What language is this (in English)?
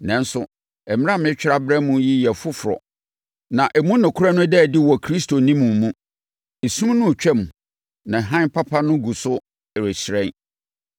Akan